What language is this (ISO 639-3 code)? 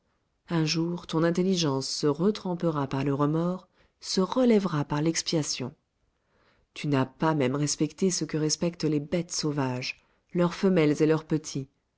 fra